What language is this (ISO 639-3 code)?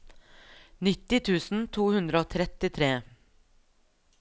nor